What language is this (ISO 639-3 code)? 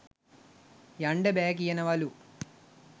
sin